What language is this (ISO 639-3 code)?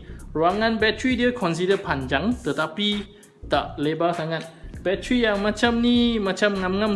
msa